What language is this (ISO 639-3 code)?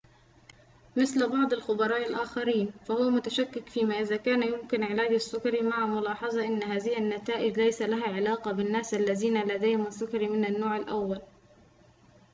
ara